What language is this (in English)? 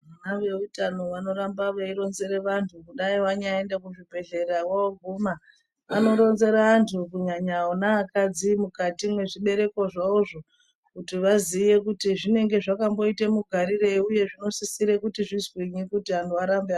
Ndau